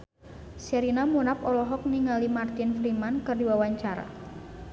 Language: Sundanese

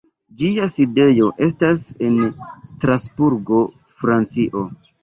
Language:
Esperanto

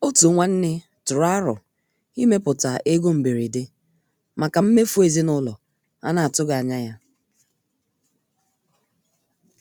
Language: Igbo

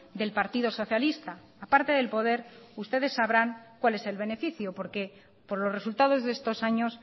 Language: Spanish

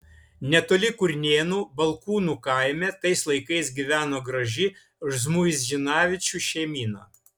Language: Lithuanian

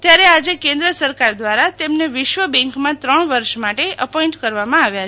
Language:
Gujarati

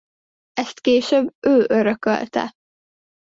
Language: Hungarian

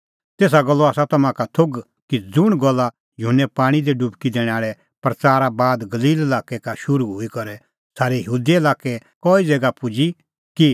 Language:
Kullu Pahari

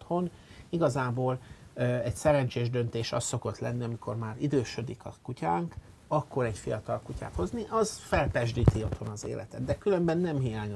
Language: Hungarian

